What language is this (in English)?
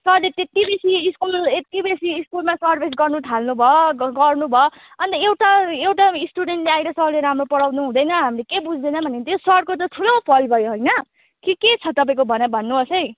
Nepali